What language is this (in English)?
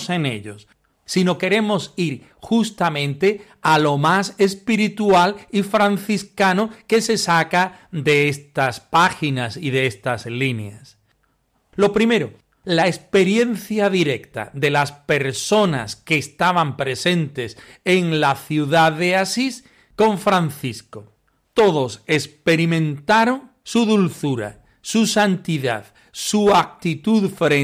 Spanish